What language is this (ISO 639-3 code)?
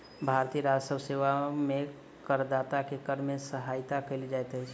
mai